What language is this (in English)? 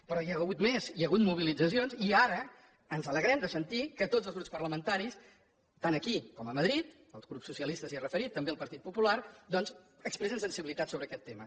Catalan